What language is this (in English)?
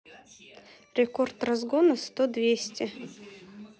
Russian